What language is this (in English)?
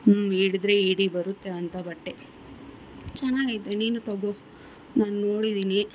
Kannada